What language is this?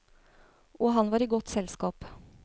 Norwegian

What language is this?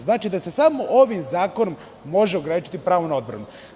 Serbian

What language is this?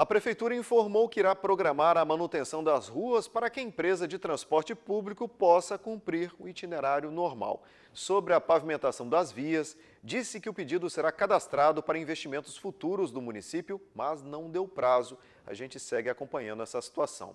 Portuguese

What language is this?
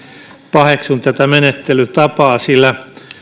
Finnish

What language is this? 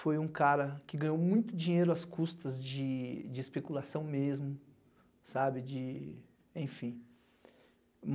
Portuguese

